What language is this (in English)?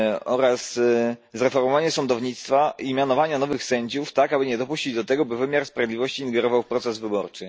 Polish